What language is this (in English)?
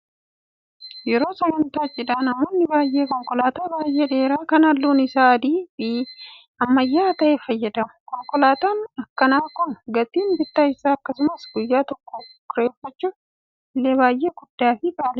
Oromo